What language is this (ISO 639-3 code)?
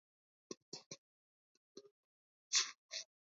kat